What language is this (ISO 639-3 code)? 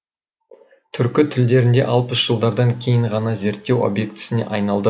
kaz